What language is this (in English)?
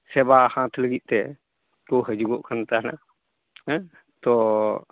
Santali